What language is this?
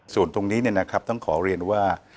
Thai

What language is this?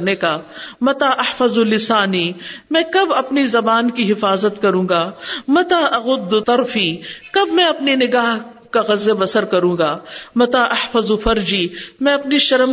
Urdu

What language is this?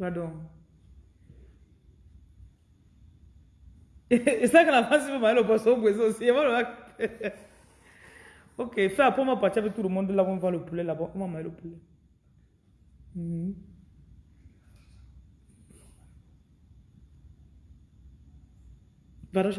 French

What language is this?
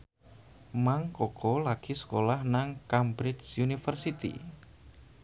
Javanese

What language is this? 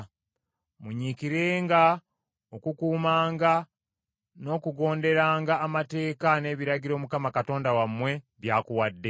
Ganda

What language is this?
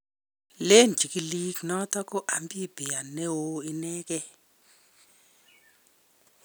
Kalenjin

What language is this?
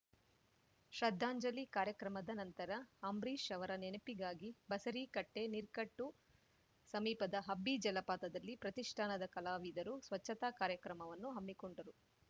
Kannada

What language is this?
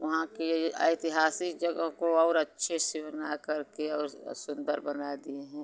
Hindi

